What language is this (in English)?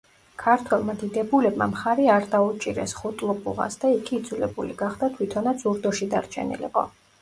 Georgian